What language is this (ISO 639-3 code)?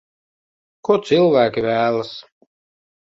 lav